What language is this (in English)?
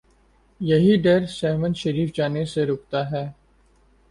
Urdu